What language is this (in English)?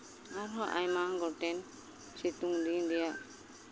Santali